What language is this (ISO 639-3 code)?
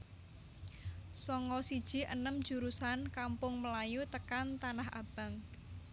jav